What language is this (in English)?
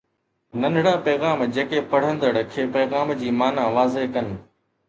Sindhi